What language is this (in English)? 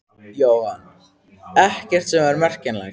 Icelandic